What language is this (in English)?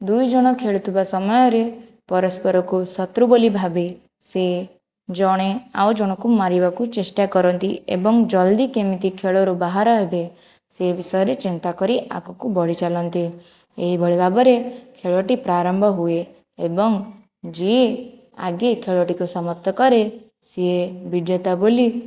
Odia